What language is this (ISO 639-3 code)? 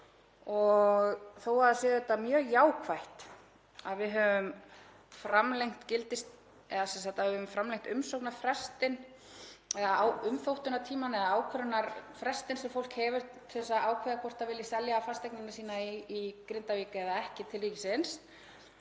isl